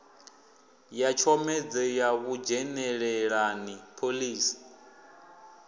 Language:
Venda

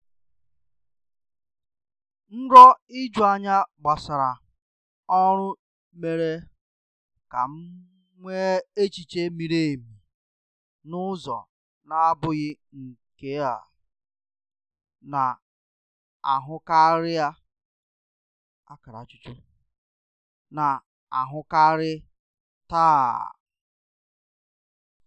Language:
Igbo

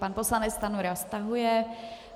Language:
Czech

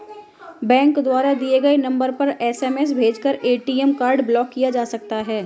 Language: Hindi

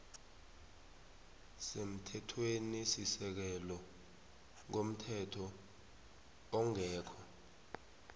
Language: South Ndebele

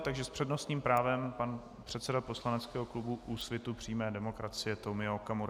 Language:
Czech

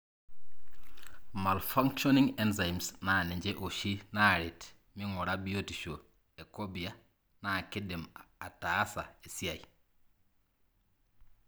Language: Masai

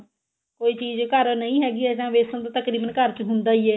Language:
Punjabi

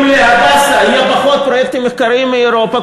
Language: Hebrew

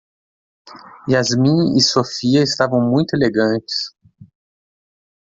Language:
Portuguese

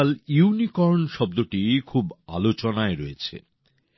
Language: Bangla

